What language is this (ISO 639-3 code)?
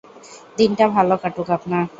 ben